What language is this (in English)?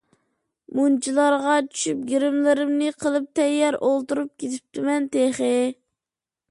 Uyghur